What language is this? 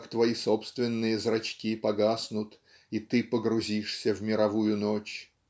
Russian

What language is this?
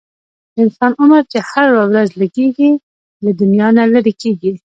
Pashto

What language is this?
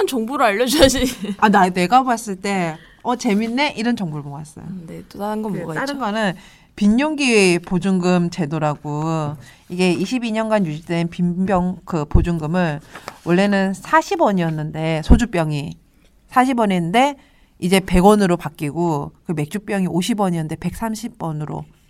Korean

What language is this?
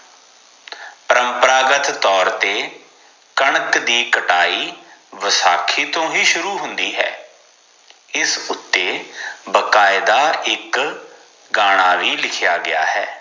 Punjabi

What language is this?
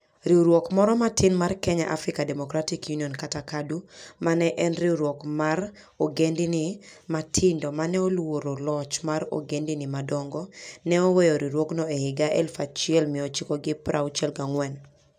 Luo (Kenya and Tanzania)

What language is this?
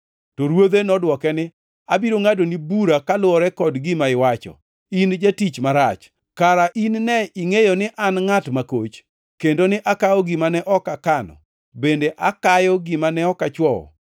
Luo (Kenya and Tanzania)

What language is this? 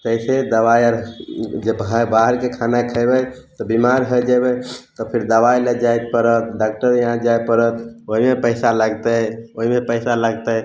Maithili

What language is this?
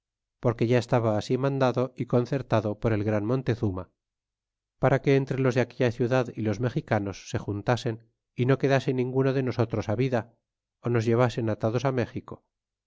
Spanish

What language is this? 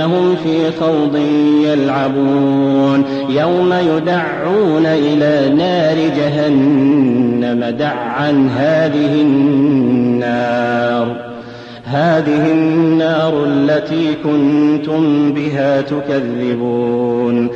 Arabic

